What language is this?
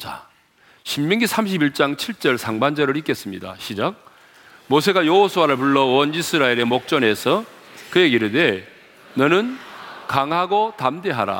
Korean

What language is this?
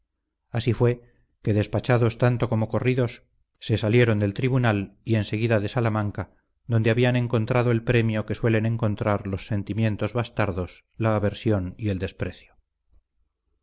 Spanish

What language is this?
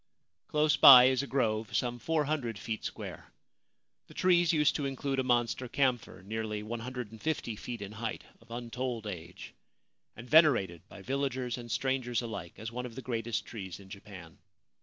English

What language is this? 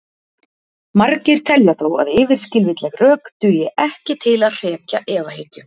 Icelandic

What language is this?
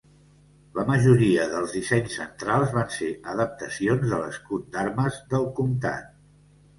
Catalan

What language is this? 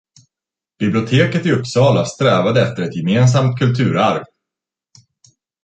Swedish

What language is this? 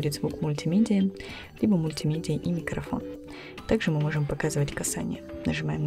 Russian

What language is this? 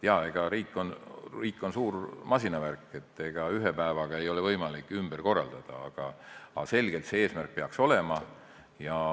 Estonian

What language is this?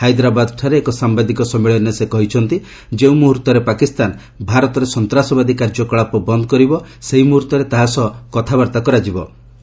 Odia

